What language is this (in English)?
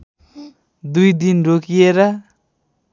Nepali